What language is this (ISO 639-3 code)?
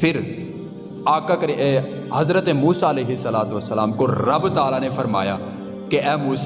urd